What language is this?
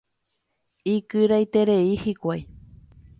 Guarani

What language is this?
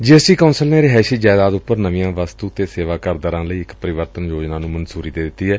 Punjabi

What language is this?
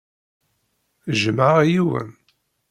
Kabyle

